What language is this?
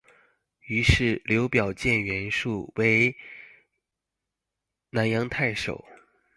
Chinese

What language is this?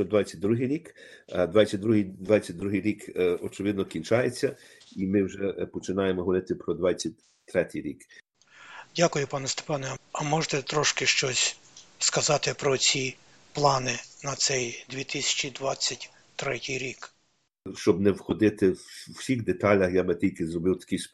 Ukrainian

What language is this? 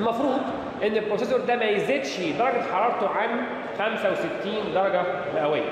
Arabic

